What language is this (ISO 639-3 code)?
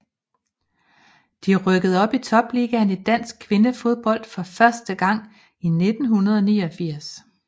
dan